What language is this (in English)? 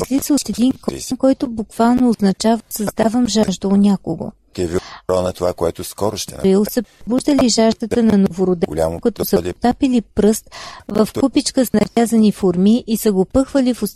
Bulgarian